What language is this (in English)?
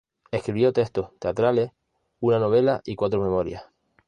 Spanish